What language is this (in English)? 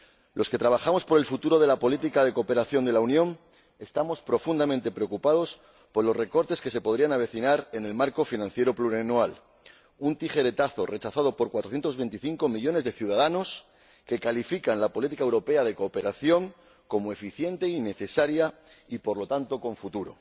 Spanish